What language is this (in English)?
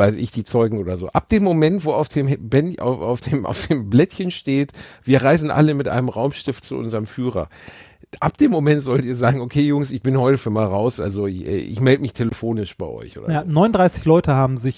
German